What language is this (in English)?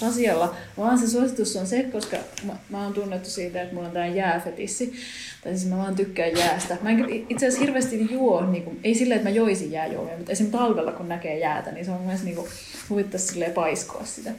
Finnish